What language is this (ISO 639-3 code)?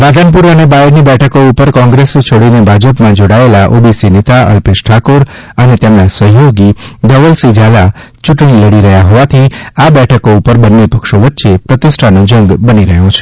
guj